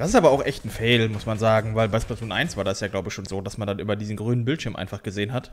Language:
German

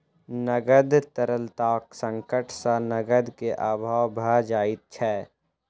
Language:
Maithili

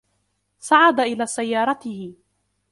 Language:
Arabic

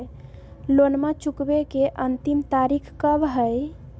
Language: Magahi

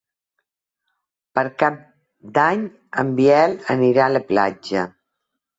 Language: Catalan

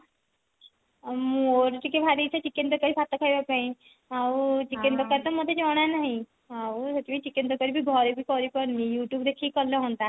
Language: Odia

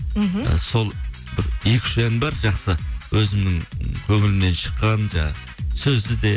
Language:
Kazakh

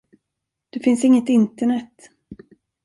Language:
Swedish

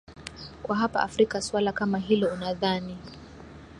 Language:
Swahili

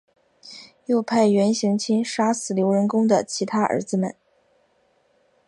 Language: Chinese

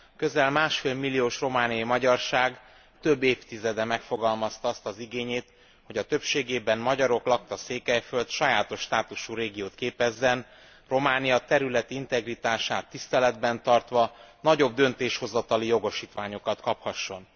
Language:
Hungarian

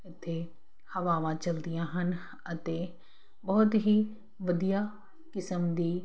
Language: Punjabi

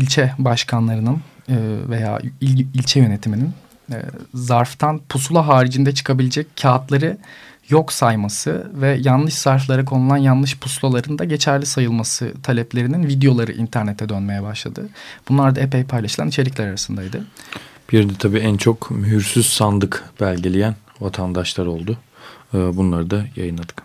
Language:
Turkish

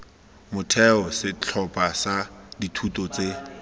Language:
Tswana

